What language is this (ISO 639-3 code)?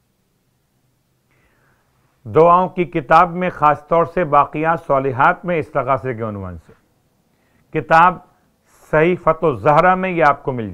ron